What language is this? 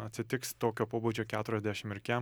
Lithuanian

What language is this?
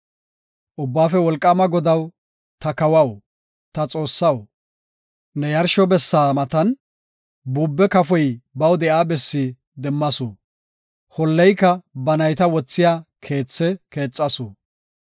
Gofa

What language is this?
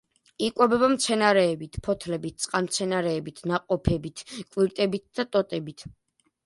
Georgian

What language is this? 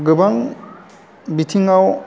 Bodo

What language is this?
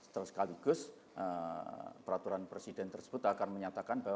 Indonesian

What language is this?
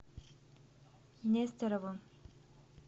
Russian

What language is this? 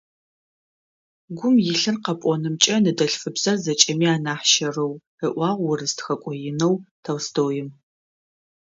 Adyghe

